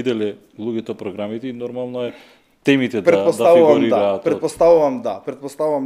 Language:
Macedonian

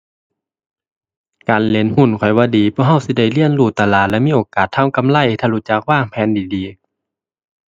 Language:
Thai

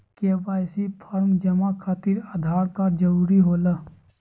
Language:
Magahi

